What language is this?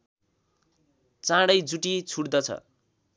Nepali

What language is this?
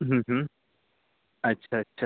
Marathi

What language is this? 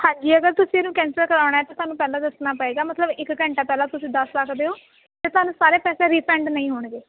Punjabi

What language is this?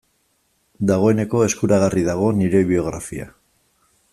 Basque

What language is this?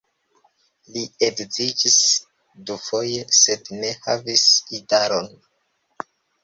Esperanto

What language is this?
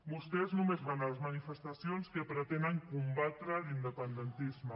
Catalan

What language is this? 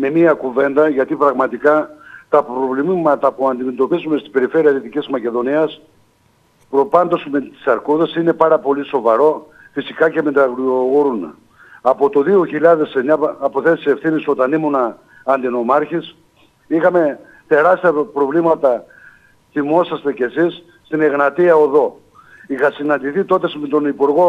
Greek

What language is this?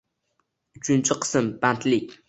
Uzbek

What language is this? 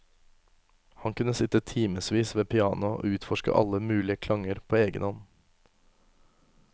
Norwegian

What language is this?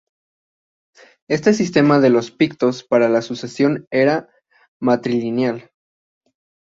Spanish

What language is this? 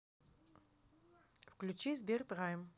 Russian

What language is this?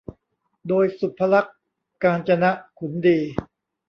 Thai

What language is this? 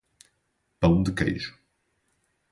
Portuguese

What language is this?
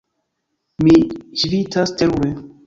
Esperanto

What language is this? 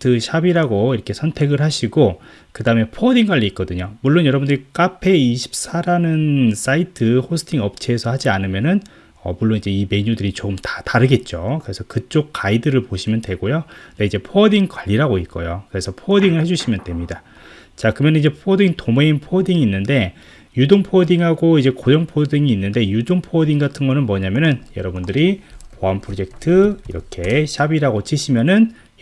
Korean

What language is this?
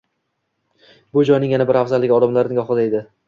Uzbek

